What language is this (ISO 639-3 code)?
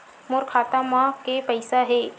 hne